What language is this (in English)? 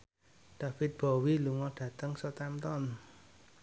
Javanese